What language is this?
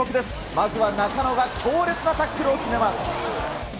Japanese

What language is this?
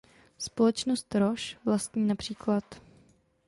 Czech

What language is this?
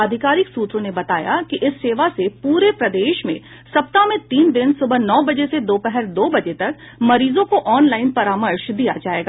Hindi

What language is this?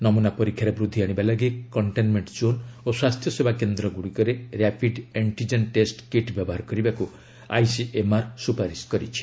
Odia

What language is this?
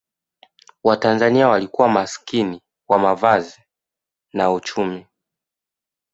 Swahili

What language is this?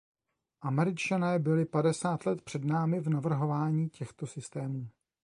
Czech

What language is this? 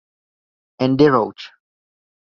Czech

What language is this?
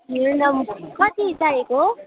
Nepali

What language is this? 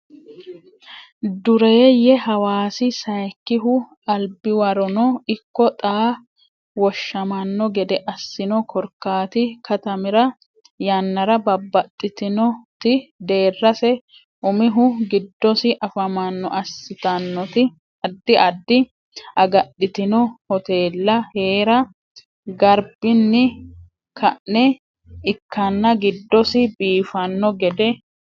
Sidamo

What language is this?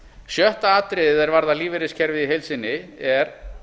Icelandic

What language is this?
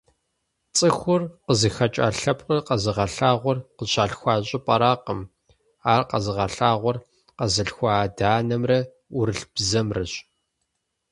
Kabardian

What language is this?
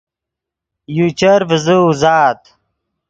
Yidgha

